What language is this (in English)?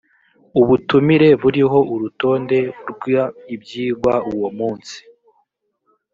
Kinyarwanda